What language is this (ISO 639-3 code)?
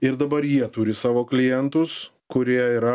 lit